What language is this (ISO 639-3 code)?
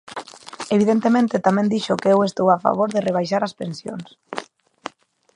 glg